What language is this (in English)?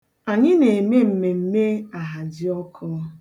Igbo